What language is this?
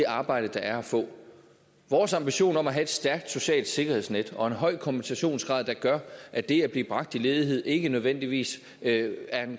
Danish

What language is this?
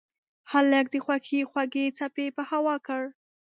Pashto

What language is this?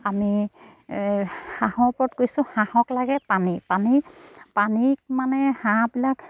Assamese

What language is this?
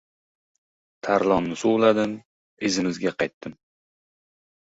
Uzbek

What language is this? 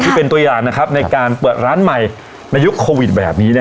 Thai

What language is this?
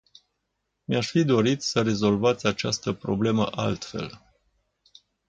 Romanian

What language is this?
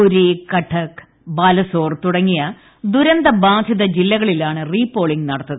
Malayalam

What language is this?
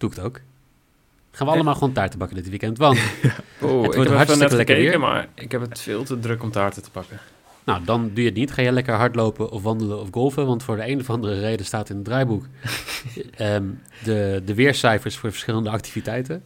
Dutch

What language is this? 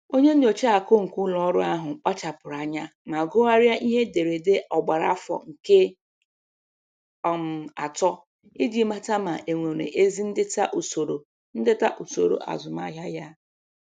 Igbo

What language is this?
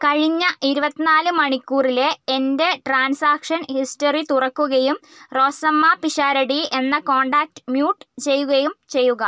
Malayalam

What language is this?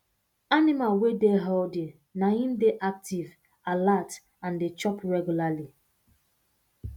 Nigerian Pidgin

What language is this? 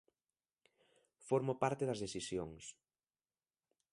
Galician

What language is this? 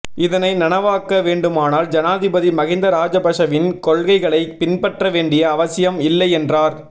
Tamil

